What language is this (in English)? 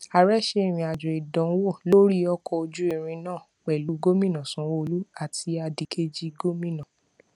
Yoruba